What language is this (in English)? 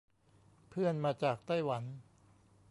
Thai